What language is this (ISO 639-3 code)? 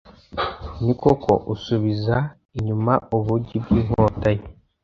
kin